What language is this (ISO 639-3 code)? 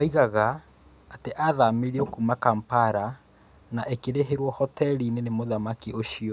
kik